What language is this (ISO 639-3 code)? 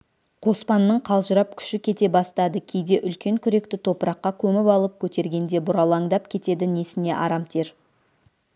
kaz